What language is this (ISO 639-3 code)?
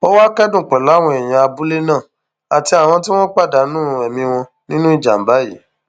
yor